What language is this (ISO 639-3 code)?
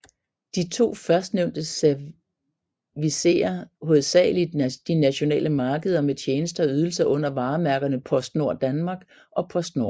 dan